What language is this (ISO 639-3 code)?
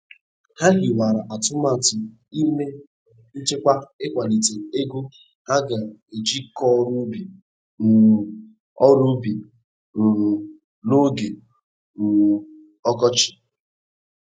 ibo